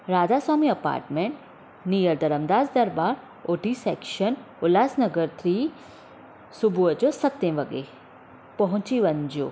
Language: Sindhi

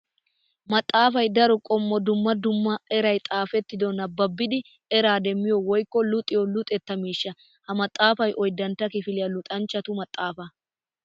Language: Wolaytta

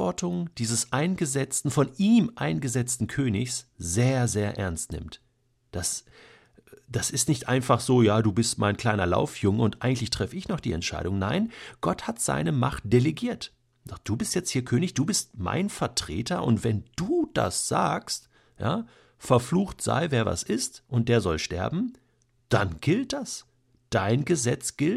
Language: German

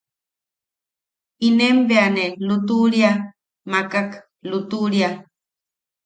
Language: Yaqui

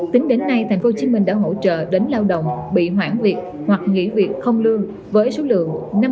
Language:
Vietnamese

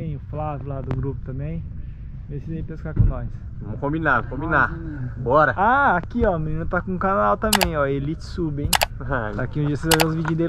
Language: Portuguese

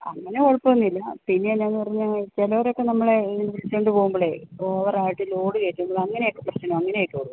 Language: Malayalam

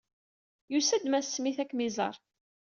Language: Kabyle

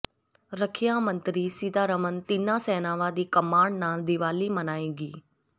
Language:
Punjabi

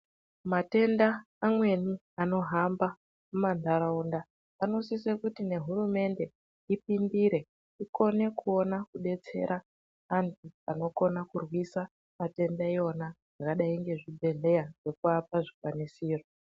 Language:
Ndau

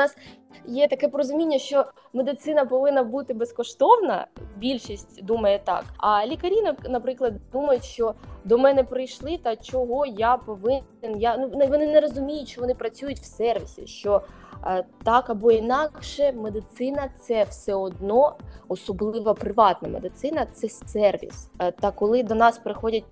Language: Ukrainian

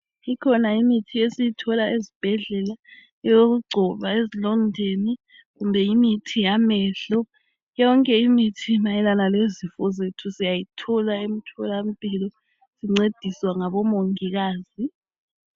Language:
North Ndebele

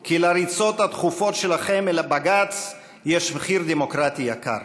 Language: Hebrew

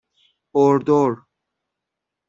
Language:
Persian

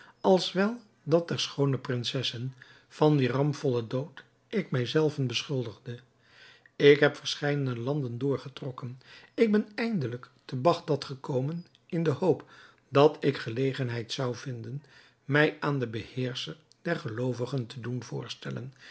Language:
Dutch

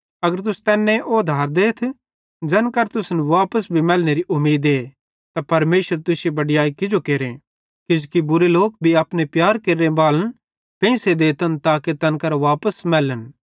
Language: Bhadrawahi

